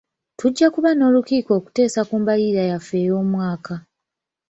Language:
Ganda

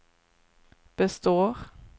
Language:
Swedish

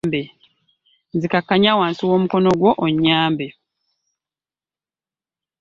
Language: Ganda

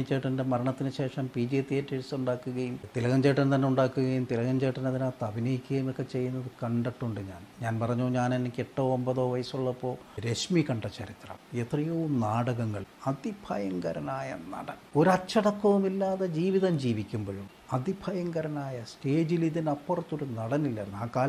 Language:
Malayalam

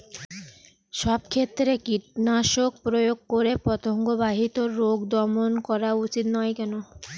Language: Bangla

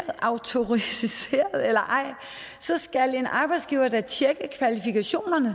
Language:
Danish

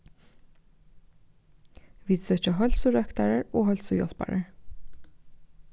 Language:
Faroese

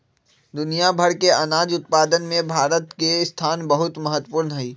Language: Magahi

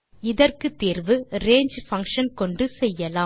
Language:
Tamil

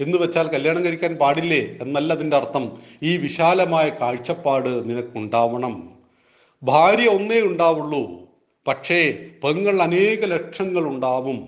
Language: Malayalam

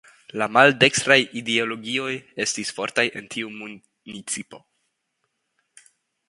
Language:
Esperanto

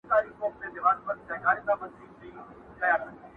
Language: Pashto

